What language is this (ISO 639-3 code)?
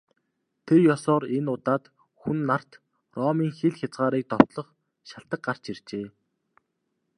mon